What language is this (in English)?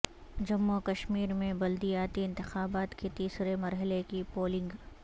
Urdu